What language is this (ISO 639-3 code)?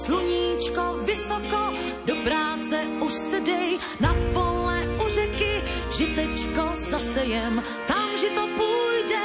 slk